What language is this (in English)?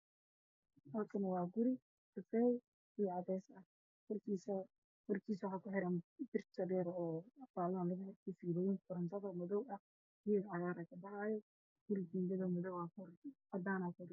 Somali